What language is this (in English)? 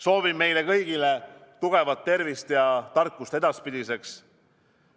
Estonian